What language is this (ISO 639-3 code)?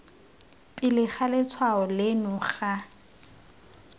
tsn